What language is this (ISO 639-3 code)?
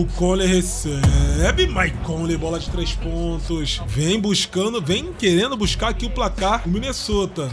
por